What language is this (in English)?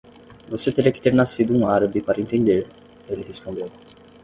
Portuguese